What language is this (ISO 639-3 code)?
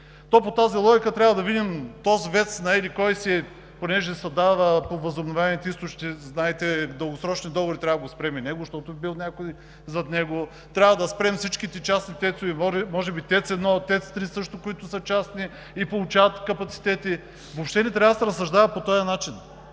bul